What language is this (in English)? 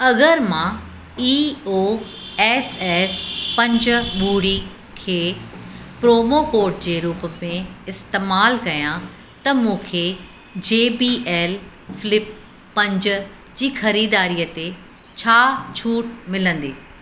Sindhi